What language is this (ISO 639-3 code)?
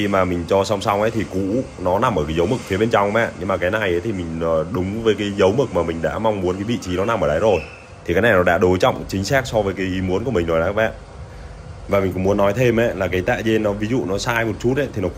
vie